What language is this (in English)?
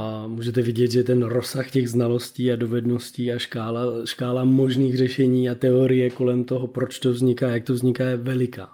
Czech